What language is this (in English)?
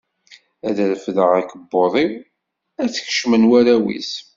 Kabyle